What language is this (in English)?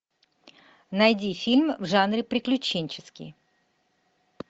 Russian